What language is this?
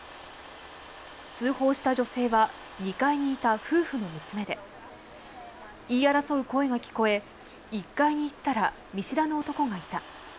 Japanese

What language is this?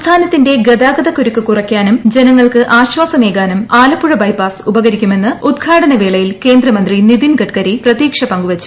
Malayalam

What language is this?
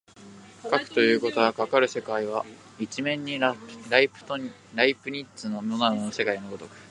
Japanese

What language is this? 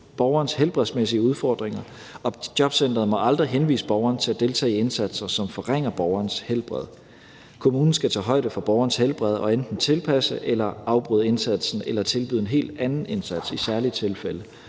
Danish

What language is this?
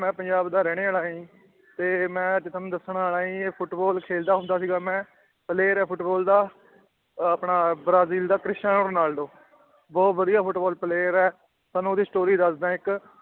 Punjabi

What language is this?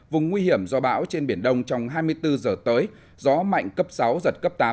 Vietnamese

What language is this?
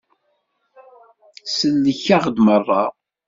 Kabyle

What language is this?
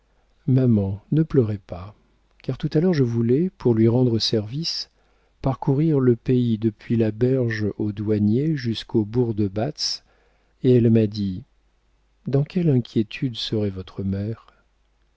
French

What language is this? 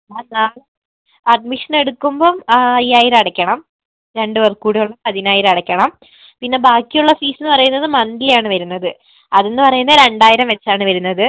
Malayalam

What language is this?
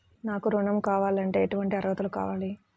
Telugu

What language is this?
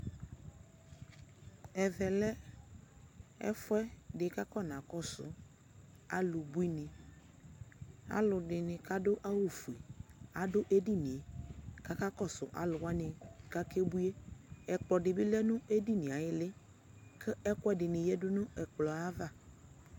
Ikposo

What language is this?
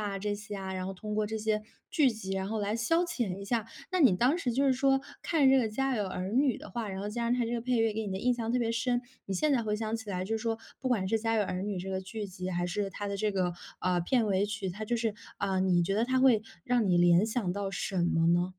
Chinese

